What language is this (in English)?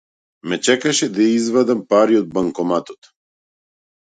Macedonian